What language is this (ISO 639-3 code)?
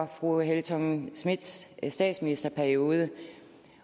dan